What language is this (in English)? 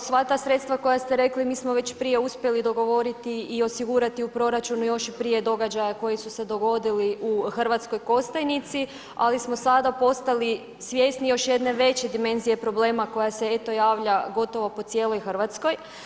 Croatian